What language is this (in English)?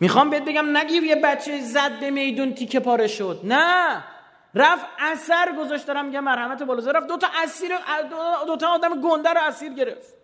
Persian